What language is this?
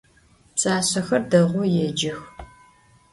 Adyghe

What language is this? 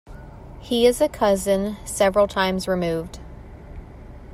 English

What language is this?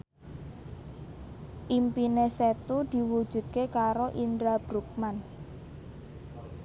Javanese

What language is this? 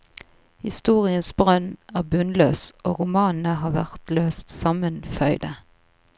Norwegian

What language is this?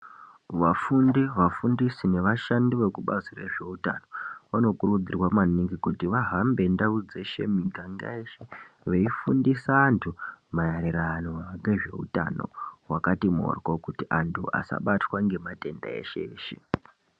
Ndau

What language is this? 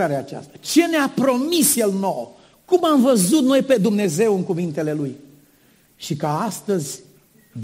Romanian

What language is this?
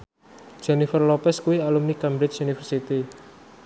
Javanese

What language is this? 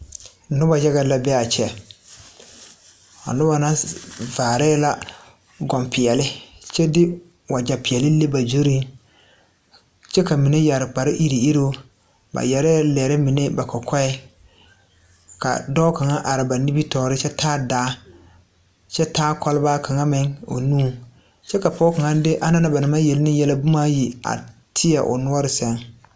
Southern Dagaare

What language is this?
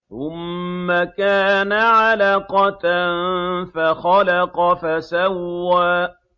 Arabic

